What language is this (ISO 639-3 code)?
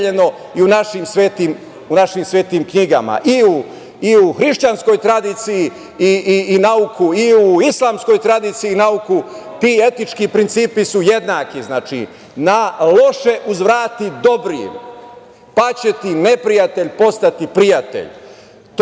srp